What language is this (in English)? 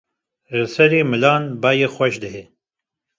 Kurdish